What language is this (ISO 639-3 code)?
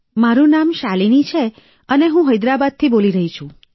guj